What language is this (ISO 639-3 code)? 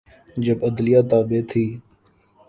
urd